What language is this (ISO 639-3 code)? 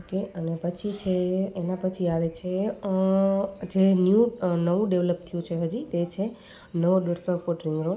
guj